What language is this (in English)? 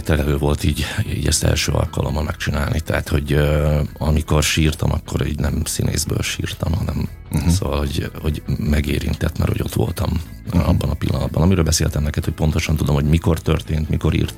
Hungarian